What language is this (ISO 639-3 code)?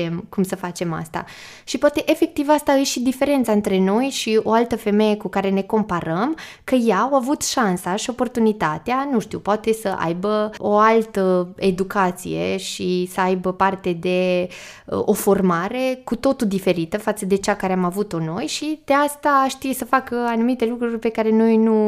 ron